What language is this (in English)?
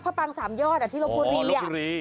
Thai